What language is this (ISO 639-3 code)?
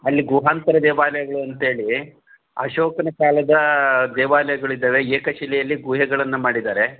kan